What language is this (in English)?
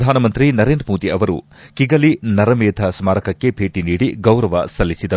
Kannada